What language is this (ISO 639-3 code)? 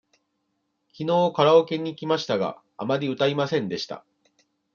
jpn